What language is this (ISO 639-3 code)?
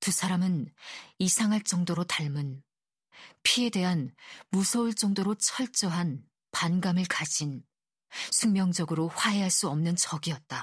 kor